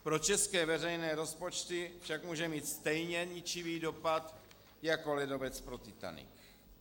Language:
Czech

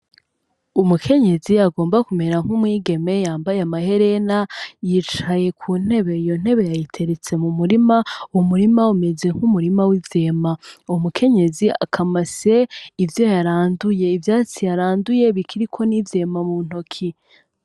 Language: Rundi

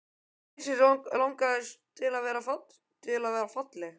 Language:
Icelandic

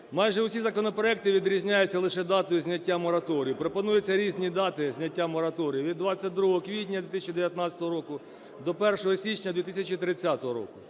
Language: Ukrainian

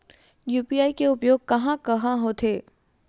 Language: Chhattisgarhi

